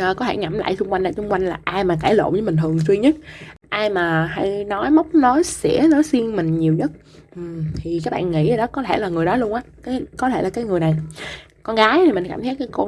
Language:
Vietnamese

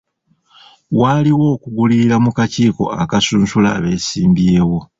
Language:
Ganda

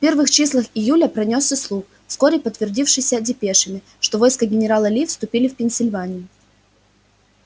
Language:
Russian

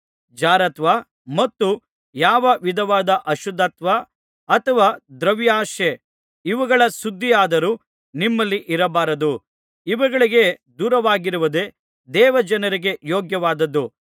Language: Kannada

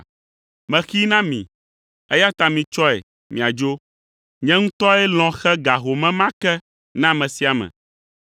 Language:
Ewe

